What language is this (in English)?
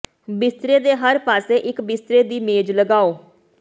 Punjabi